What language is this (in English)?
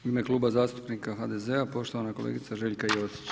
Croatian